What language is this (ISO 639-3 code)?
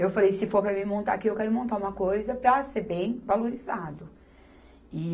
por